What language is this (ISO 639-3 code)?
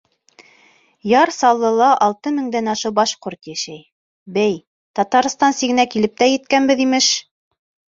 bak